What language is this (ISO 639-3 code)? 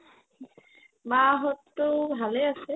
asm